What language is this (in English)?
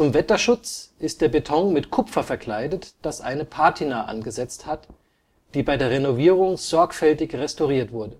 German